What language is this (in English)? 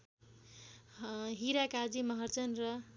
Nepali